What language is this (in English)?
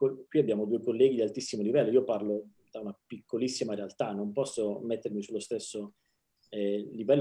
Italian